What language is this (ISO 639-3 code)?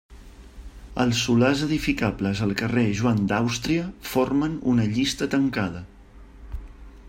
cat